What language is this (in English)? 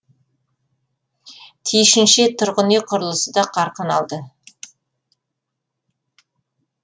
Kazakh